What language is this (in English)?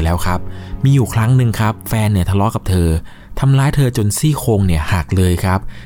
Thai